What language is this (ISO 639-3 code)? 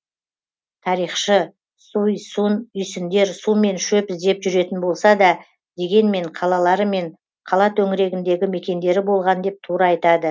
kaz